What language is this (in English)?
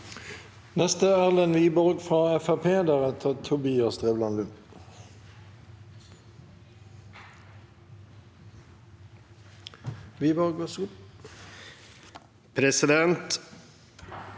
Norwegian